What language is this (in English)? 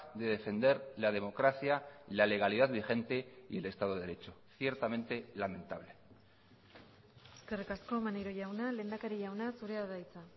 Spanish